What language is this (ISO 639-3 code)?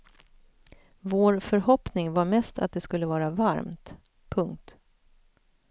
swe